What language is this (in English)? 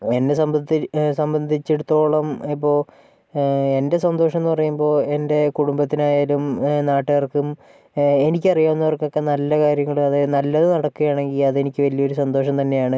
Malayalam